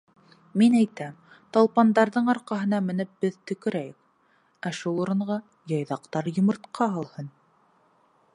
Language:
Bashkir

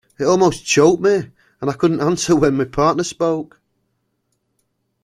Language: English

